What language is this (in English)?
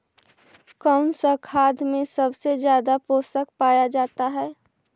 Magahi